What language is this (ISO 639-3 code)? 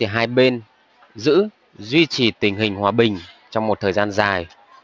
vie